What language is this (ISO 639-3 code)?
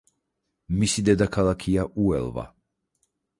kat